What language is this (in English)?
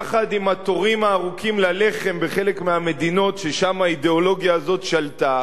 Hebrew